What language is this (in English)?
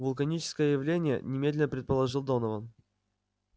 Russian